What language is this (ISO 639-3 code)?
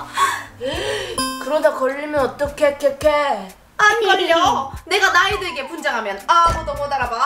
kor